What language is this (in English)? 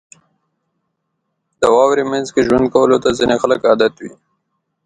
Pashto